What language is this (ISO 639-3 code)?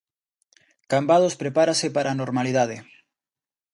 glg